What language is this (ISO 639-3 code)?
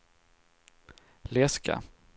swe